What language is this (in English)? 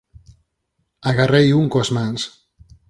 Galician